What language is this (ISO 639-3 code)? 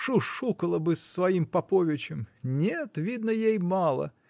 rus